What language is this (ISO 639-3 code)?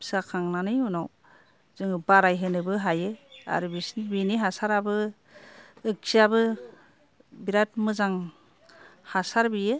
brx